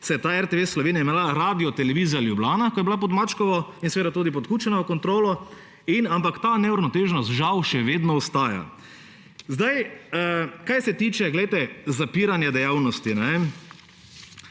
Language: Slovenian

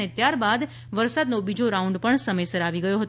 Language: Gujarati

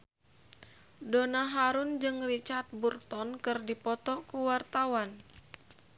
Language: Sundanese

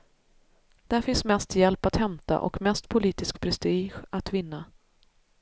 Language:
Swedish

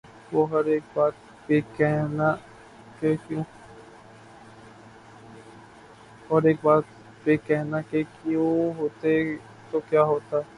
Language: Urdu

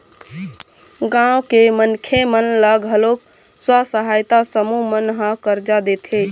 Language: Chhattisgarhi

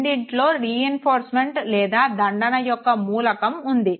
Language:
Telugu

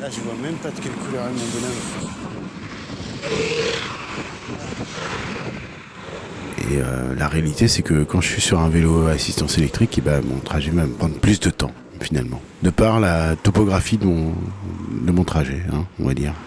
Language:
French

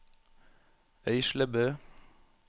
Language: Norwegian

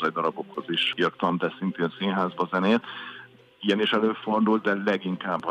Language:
Hungarian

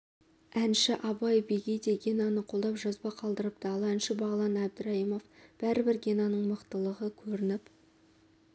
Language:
Kazakh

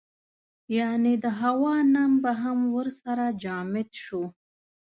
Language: Pashto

